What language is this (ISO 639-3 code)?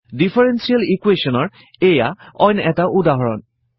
asm